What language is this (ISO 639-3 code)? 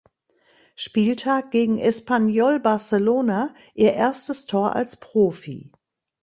deu